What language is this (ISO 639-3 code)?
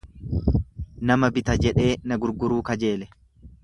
orm